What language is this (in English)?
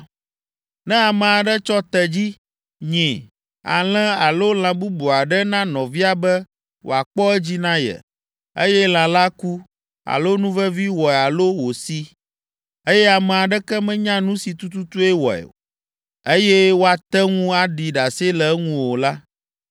Ewe